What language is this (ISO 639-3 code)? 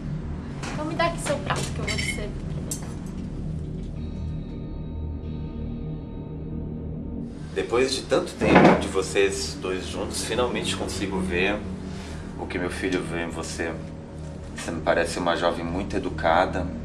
por